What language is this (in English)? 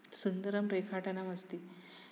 Sanskrit